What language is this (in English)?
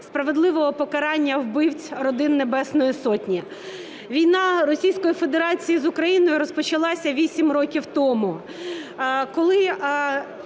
Ukrainian